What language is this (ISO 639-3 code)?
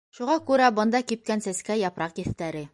bak